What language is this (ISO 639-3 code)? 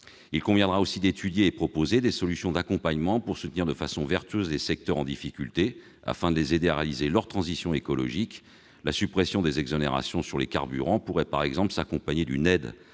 fra